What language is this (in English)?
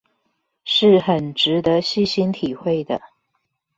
Chinese